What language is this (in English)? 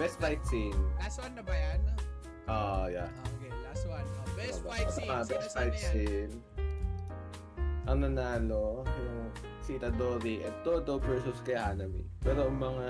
Filipino